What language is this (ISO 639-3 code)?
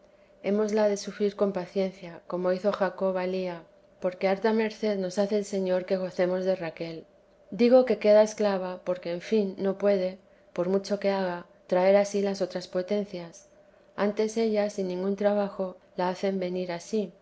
spa